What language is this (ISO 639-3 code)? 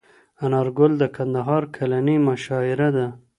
pus